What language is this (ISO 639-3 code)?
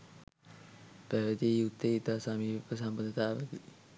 sin